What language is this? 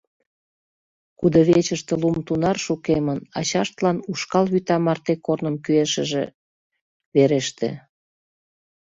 Mari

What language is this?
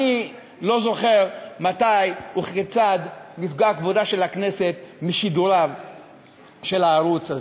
Hebrew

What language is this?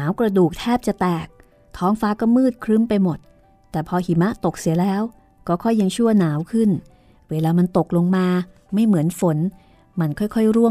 Thai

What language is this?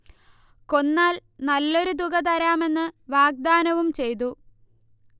Malayalam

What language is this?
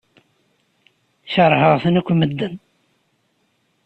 Kabyle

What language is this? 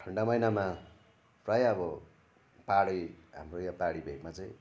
Nepali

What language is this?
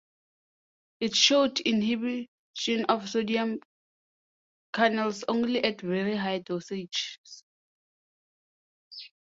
English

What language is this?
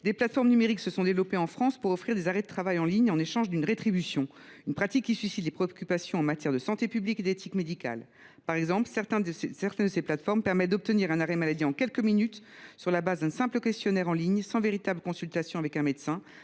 French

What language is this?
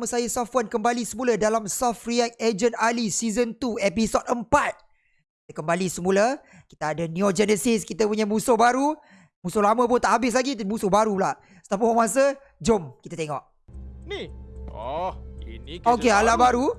Malay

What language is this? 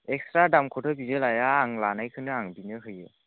Bodo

